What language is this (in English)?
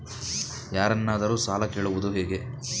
Kannada